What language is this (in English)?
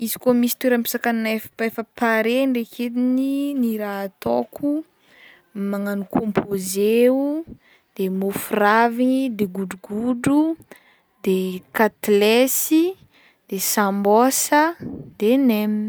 Northern Betsimisaraka Malagasy